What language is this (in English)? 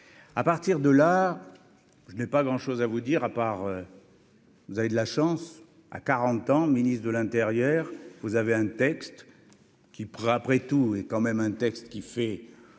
French